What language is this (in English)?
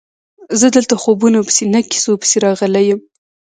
Pashto